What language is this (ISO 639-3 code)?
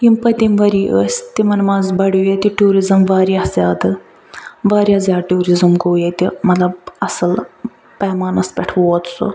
kas